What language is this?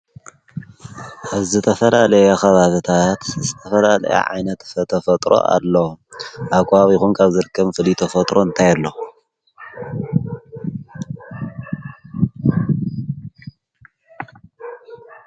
Tigrinya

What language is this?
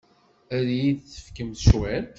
Kabyle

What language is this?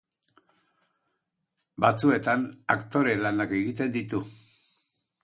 Basque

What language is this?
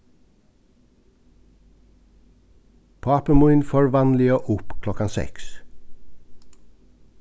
Faroese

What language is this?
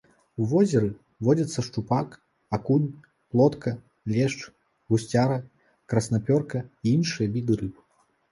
Belarusian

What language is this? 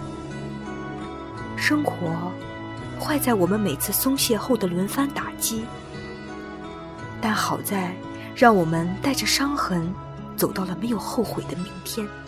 Chinese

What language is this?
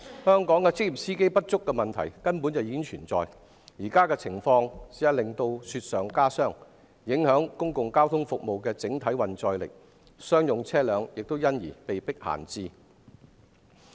Cantonese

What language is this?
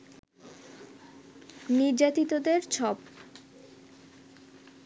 Bangla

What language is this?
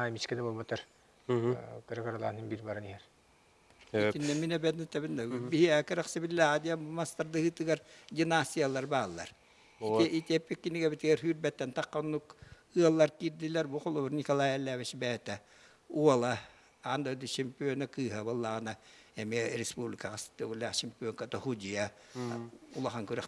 Turkish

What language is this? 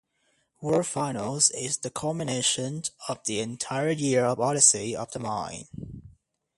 English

